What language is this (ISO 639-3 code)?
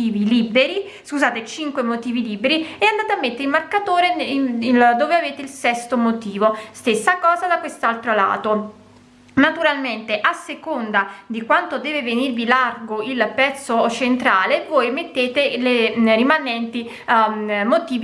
ita